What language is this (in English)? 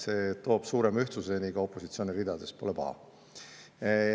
Estonian